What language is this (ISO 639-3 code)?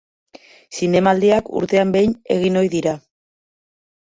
eus